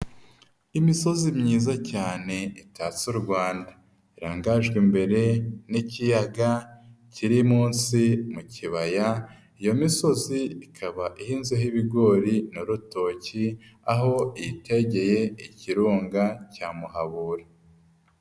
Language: Kinyarwanda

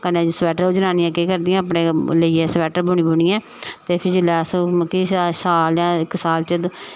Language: Dogri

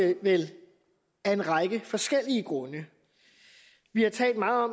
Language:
Danish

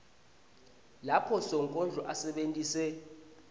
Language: Swati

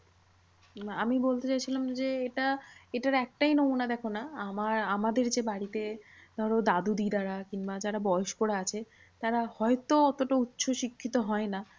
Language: Bangla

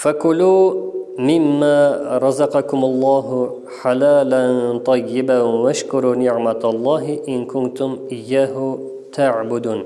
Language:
Turkish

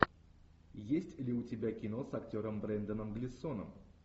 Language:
Russian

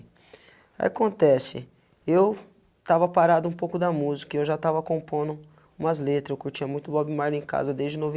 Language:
Portuguese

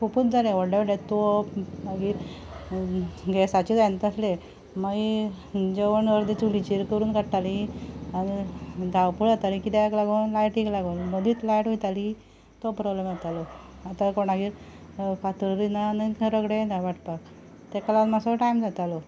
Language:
Konkani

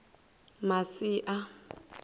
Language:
Venda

